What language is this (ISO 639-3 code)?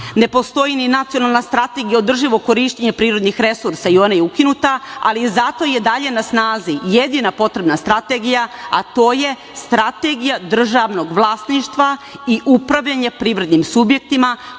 srp